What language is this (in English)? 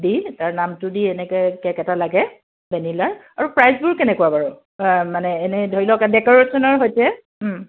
Assamese